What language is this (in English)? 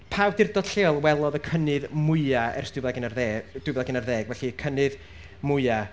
Welsh